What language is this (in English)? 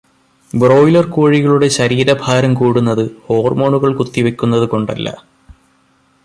Malayalam